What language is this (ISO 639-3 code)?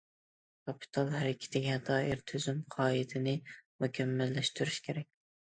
uig